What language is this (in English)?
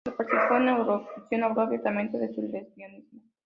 Spanish